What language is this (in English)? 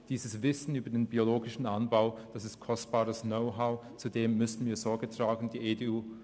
Swiss German